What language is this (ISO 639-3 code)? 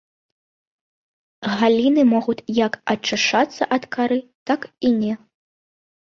bel